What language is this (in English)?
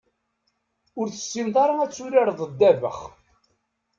Kabyle